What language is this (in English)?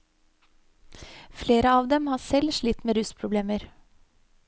Norwegian